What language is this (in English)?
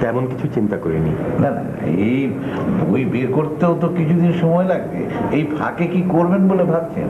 Hindi